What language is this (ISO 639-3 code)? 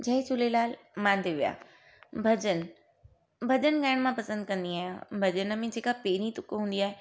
snd